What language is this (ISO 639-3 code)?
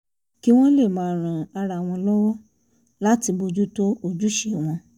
yor